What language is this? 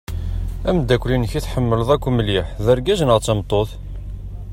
Kabyle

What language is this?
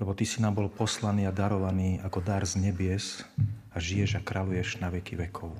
Slovak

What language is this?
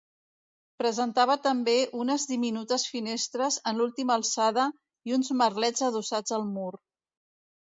Catalan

